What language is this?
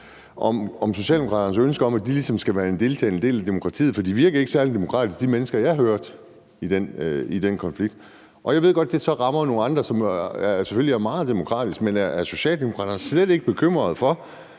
Danish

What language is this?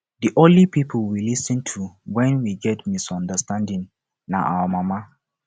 Nigerian Pidgin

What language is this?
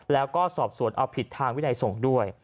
Thai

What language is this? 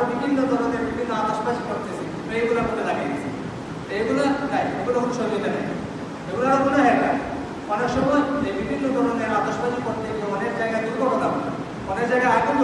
Indonesian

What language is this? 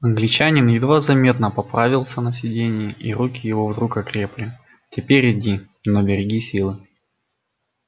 Russian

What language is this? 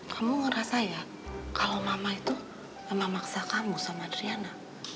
Indonesian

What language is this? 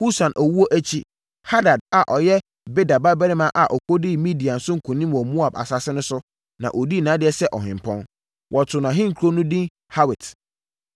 Akan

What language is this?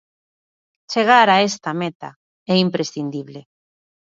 Galician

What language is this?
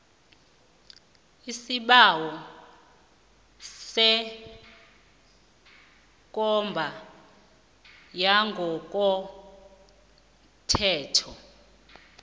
South Ndebele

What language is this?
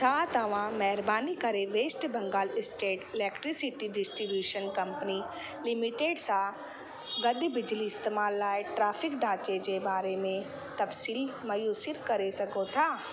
Sindhi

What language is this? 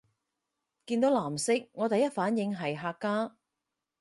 Cantonese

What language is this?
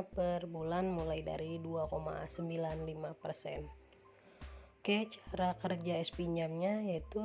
Indonesian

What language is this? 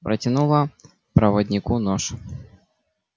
Russian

